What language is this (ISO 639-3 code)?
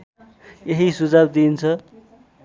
nep